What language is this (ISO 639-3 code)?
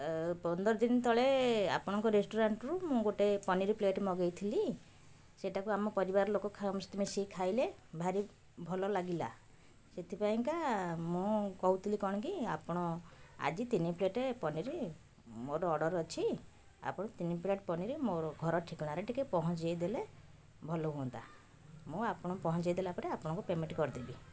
ori